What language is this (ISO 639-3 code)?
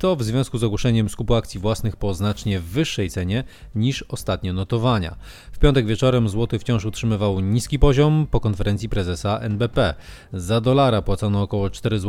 pol